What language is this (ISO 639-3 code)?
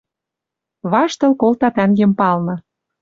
mrj